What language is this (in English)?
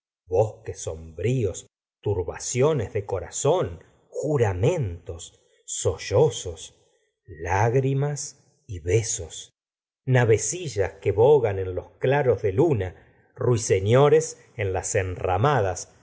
Spanish